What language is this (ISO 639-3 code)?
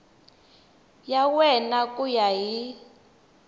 tso